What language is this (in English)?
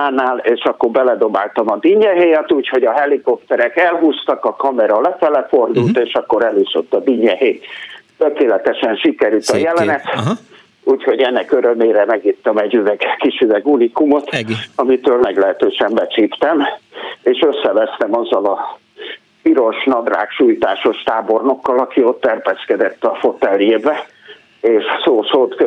Hungarian